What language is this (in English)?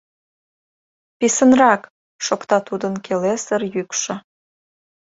Mari